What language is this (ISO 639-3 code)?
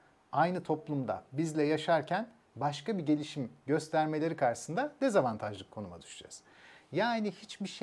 tur